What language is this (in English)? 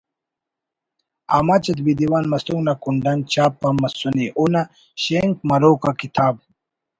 Brahui